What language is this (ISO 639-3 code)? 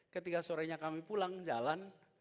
ind